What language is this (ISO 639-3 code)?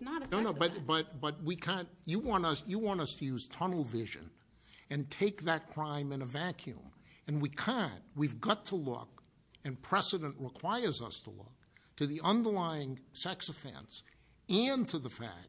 eng